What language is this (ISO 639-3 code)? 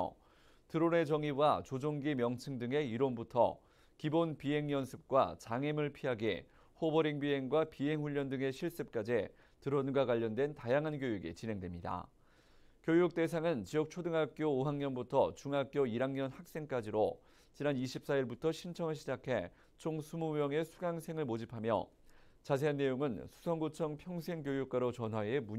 kor